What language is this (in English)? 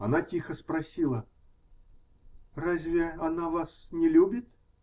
Russian